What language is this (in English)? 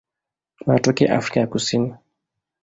Swahili